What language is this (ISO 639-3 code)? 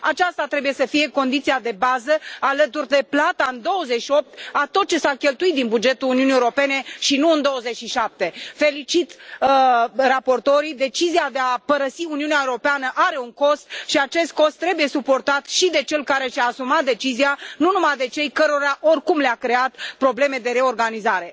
ron